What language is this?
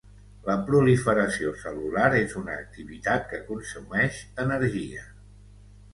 Catalan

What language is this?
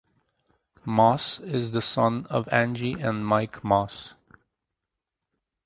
English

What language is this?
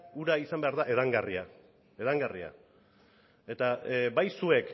Basque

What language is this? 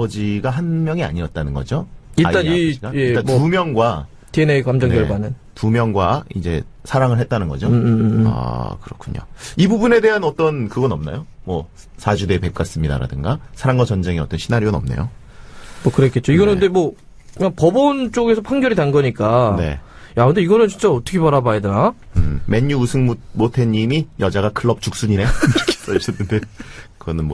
Korean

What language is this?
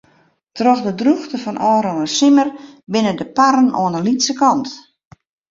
Western Frisian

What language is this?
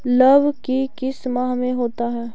Magahi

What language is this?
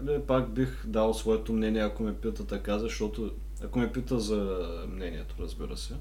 Bulgarian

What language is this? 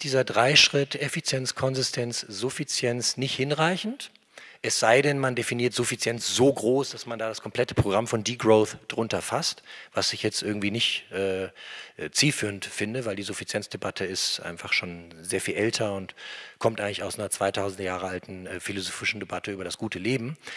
German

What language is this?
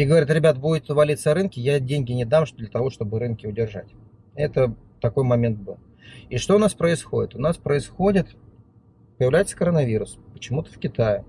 Russian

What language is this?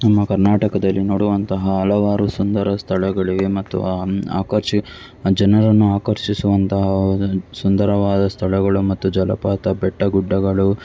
Kannada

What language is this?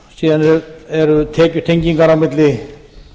Icelandic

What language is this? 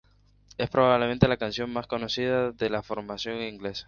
Spanish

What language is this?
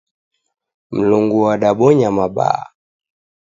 Taita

